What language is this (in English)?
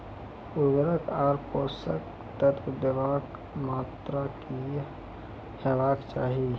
Maithili